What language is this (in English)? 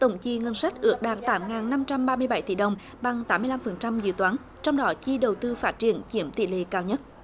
Vietnamese